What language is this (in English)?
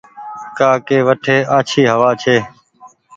Goaria